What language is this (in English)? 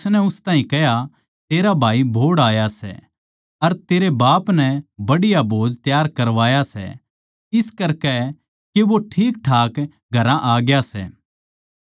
Haryanvi